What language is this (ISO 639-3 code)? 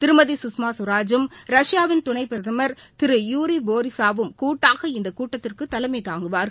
tam